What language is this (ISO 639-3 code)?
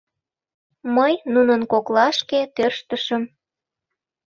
chm